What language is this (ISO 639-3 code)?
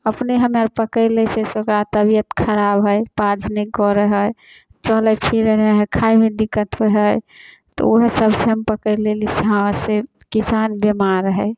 mai